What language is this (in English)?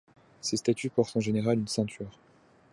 French